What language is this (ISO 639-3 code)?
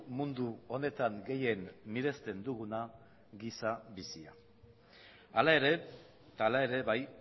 eus